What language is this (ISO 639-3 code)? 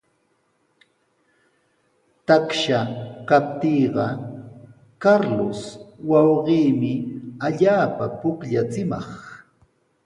qws